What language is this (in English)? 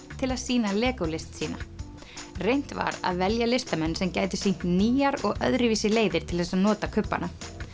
Icelandic